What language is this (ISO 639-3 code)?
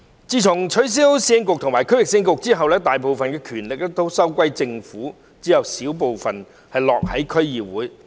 yue